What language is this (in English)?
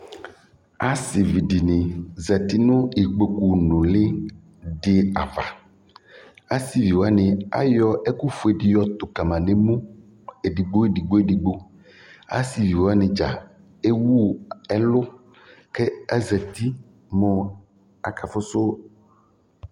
Ikposo